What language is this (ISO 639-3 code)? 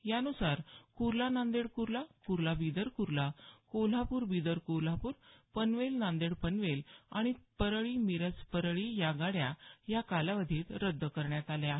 mar